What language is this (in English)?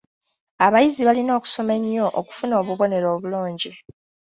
Ganda